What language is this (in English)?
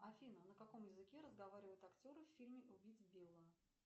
Russian